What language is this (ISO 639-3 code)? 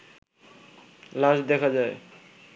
ben